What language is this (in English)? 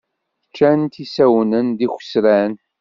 Kabyle